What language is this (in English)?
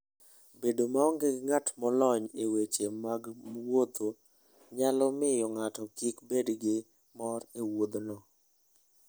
Luo (Kenya and Tanzania)